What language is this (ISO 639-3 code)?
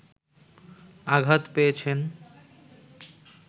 ben